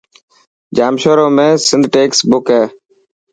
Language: Dhatki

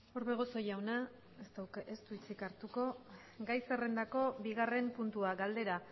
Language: Basque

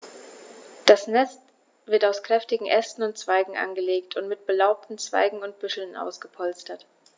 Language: German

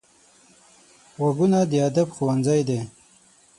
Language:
Pashto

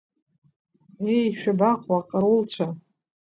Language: Abkhazian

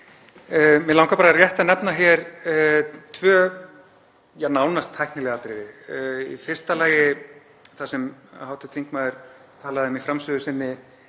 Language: Icelandic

